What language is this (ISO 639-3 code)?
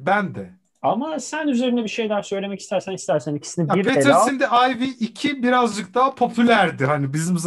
tur